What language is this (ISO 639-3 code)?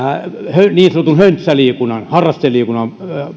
fin